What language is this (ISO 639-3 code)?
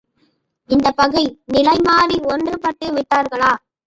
tam